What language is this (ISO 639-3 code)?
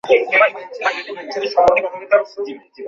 ben